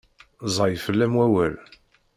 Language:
Kabyle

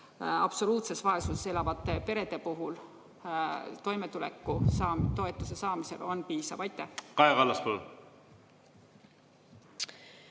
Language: Estonian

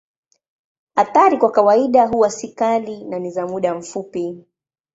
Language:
Swahili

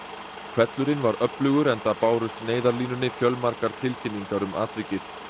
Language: Icelandic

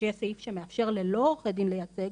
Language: Hebrew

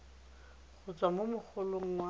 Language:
Tswana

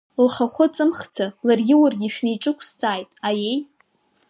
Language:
Abkhazian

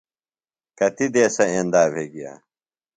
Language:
Phalura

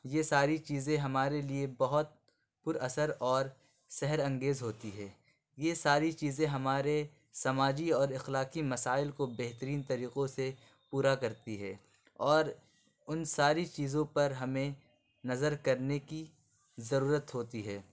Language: Urdu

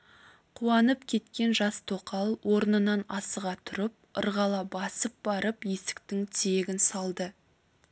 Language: Kazakh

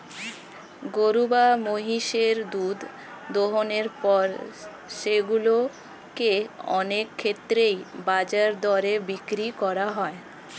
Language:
Bangla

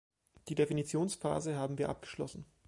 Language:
German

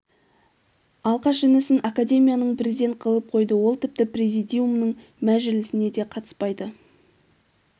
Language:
Kazakh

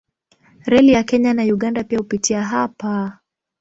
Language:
Swahili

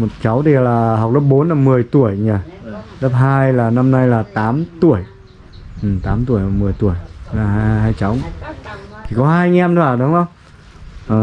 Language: Vietnamese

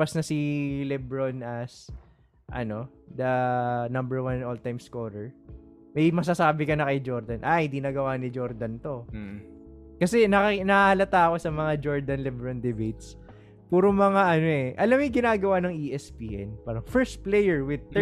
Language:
Filipino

